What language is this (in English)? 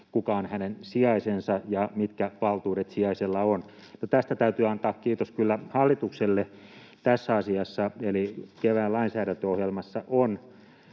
Finnish